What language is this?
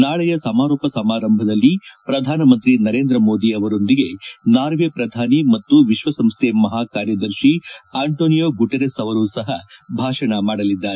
Kannada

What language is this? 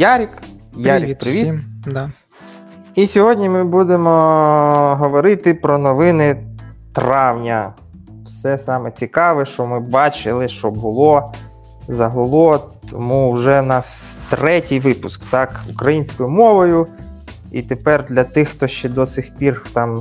Ukrainian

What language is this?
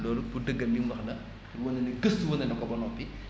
Wolof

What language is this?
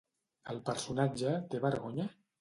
Catalan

